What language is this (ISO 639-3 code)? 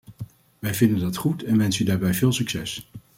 nld